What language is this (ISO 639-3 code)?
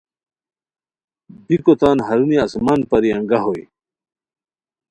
khw